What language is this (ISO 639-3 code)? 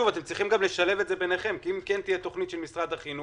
heb